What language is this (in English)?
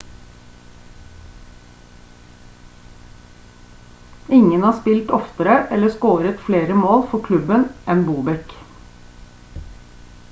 Norwegian Bokmål